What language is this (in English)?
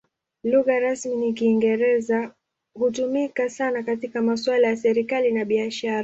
Swahili